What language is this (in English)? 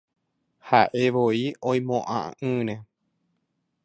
Guarani